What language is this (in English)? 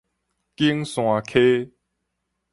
Min Nan Chinese